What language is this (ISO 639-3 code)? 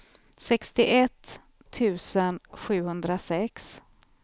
swe